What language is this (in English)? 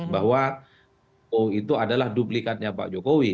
Indonesian